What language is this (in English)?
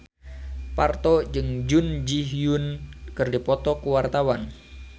Sundanese